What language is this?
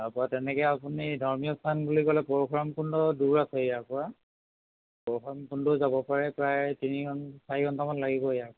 Assamese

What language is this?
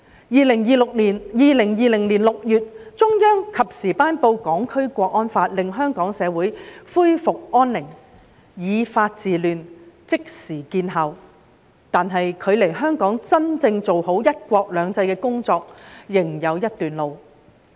Cantonese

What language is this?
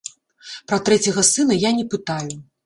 Belarusian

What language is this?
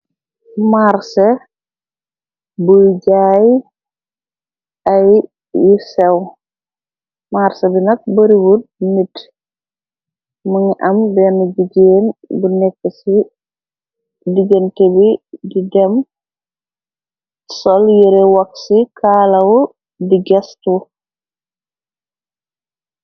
Wolof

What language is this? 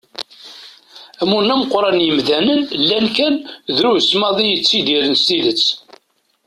Kabyle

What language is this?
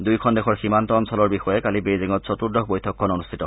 Assamese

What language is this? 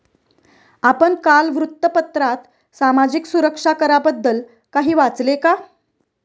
Marathi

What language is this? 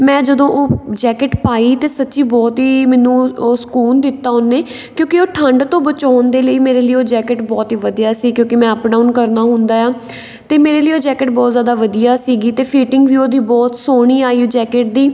Punjabi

